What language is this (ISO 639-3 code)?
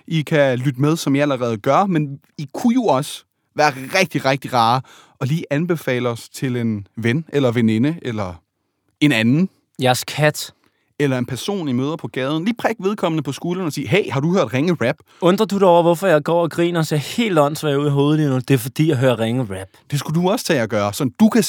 dan